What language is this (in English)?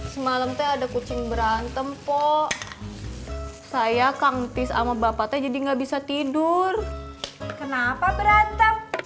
Indonesian